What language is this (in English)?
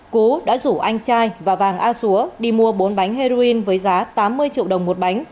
Vietnamese